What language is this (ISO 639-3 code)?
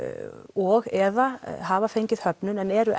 isl